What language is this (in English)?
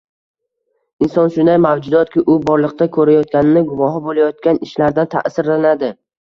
Uzbek